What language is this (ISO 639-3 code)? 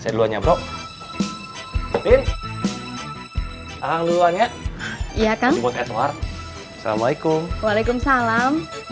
ind